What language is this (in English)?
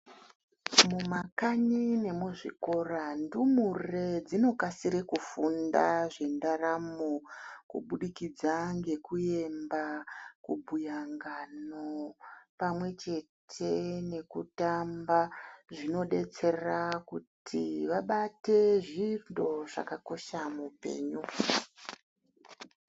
Ndau